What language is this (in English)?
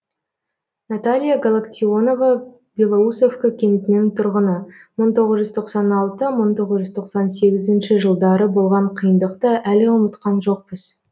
Kazakh